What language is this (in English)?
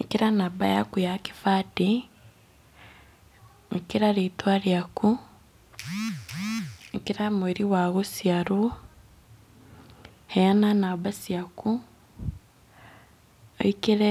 Kikuyu